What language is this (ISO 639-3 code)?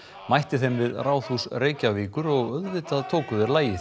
isl